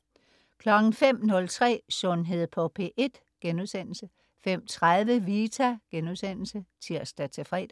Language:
Danish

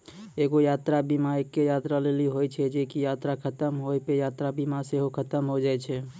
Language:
Maithili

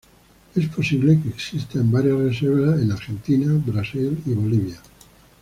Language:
Spanish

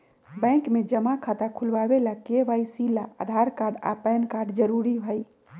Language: Magahi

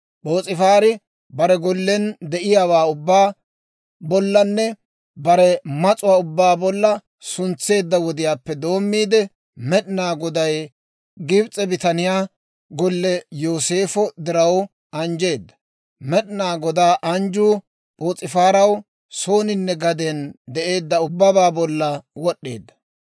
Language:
Dawro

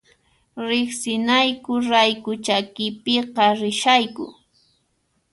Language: Puno Quechua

